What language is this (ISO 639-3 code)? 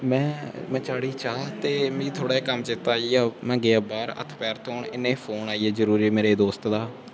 doi